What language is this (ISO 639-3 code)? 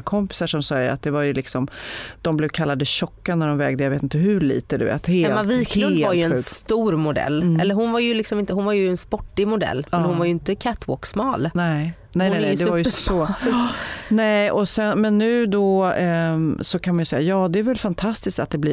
swe